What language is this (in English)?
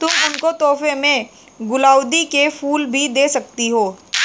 Hindi